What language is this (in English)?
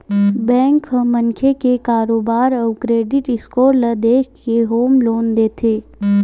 Chhattisgarhi